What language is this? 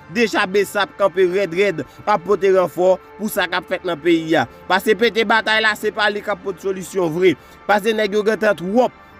French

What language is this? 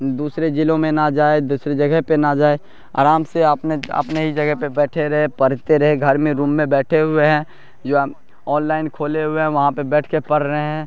Urdu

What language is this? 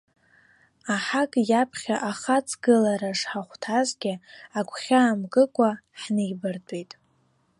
Abkhazian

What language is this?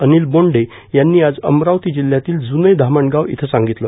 Marathi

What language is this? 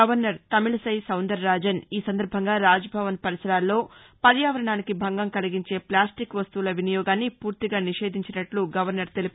Telugu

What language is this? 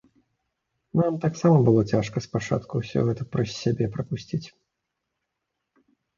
Belarusian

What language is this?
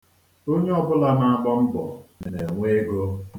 Igbo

